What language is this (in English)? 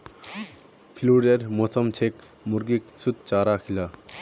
Magahi